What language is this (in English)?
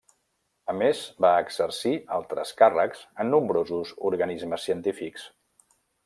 Catalan